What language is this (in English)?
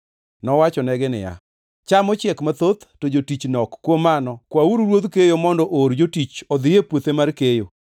Luo (Kenya and Tanzania)